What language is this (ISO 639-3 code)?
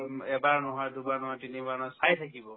asm